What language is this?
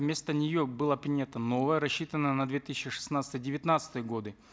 Kazakh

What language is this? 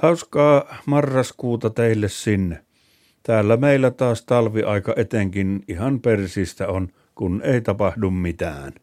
Finnish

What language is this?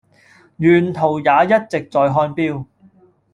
Cantonese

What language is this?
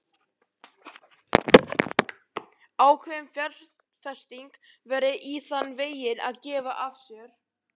Icelandic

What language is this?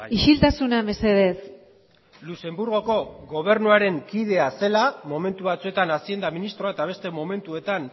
Basque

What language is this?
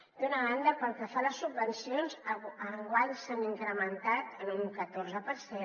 Catalan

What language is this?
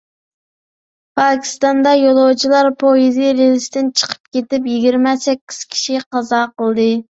Uyghur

